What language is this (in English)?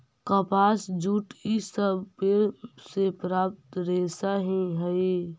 Magahi